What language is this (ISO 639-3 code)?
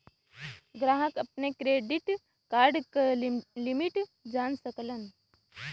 bho